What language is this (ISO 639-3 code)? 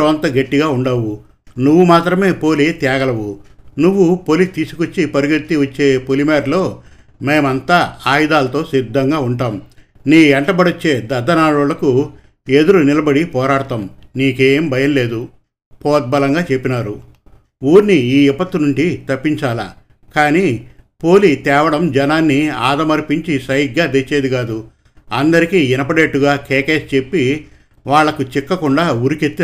tel